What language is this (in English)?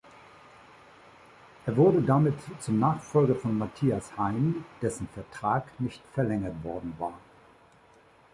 German